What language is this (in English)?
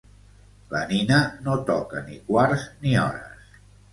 Catalan